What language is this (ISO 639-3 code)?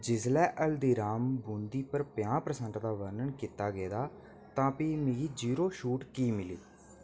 doi